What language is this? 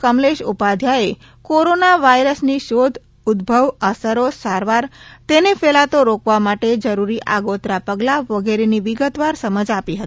Gujarati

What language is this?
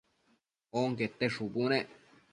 Matsés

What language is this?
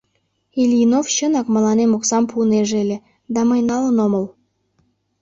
Mari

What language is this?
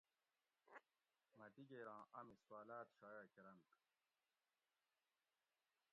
Gawri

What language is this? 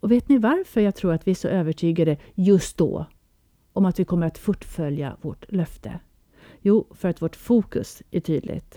Swedish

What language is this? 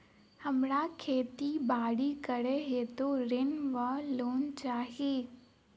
Maithili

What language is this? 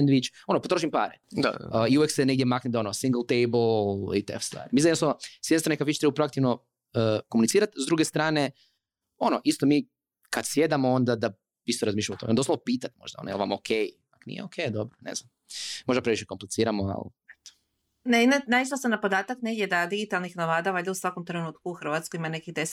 Croatian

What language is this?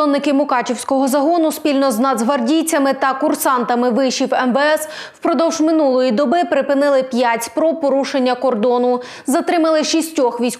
Ukrainian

